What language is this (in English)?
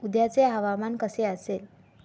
Marathi